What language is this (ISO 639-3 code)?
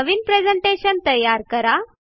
mar